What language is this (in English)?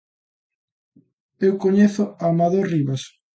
Galician